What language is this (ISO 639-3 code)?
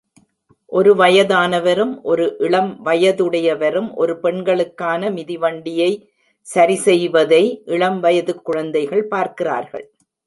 tam